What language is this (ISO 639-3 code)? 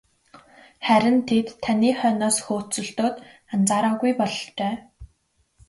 mon